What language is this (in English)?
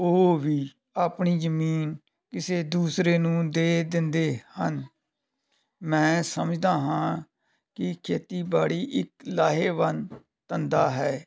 Punjabi